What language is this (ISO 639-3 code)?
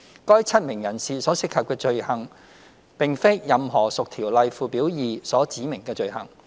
yue